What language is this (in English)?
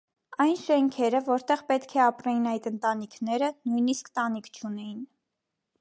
Armenian